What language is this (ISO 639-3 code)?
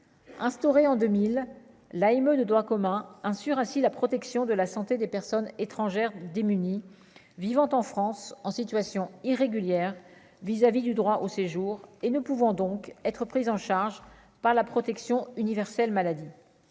fra